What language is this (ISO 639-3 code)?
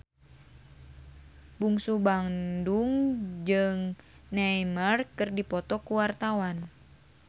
sun